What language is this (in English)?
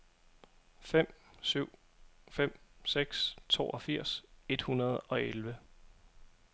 Danish